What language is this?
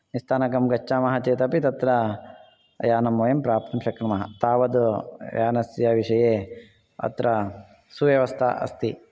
Sanskrit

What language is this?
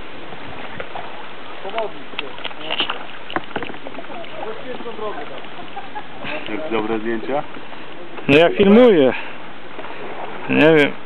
Polish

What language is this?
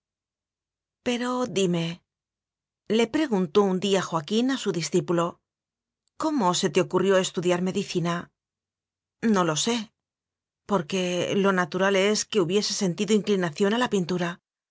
Spanish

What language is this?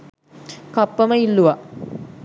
Sinhala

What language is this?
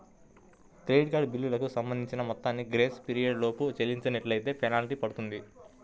Telugu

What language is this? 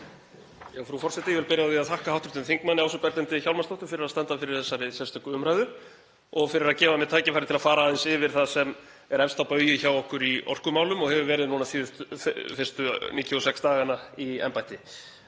Icelandic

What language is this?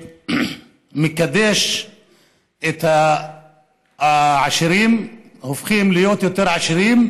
Hebrew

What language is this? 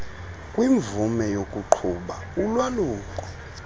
Xhosa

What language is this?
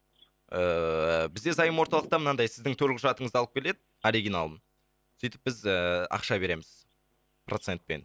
Kazakh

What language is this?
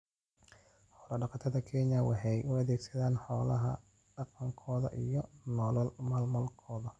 Somali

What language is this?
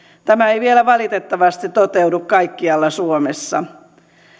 Finnish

